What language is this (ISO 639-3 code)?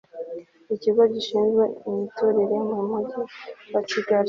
kin